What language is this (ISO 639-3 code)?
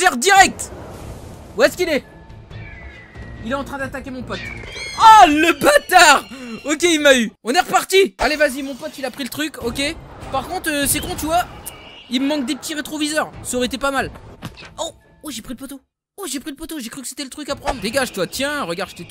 fra